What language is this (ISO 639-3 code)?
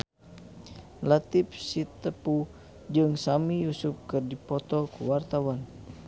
sun